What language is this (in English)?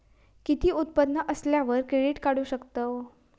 Marathi